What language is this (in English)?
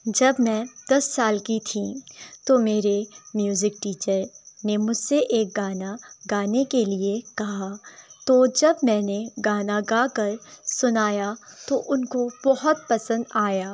Urdu